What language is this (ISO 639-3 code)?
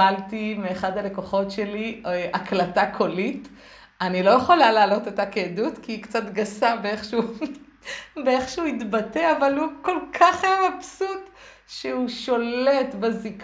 heb